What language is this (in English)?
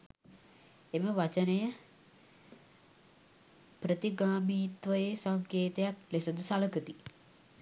Sinhala